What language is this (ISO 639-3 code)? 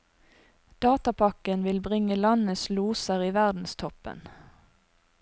nor